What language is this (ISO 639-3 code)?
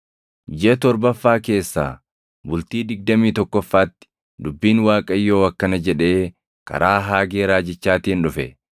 orm